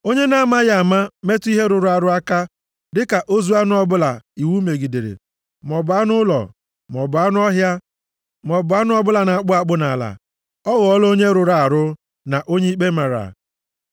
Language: Igbo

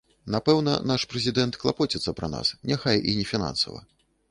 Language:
Belarusian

